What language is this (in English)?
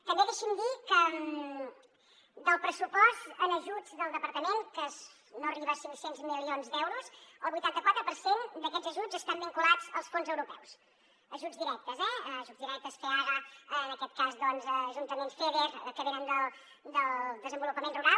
Catalan